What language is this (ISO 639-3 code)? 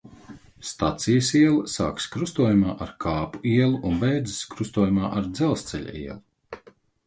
lav